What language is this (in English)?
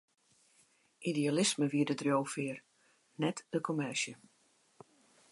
Western Frisian